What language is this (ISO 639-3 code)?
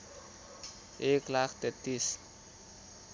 nep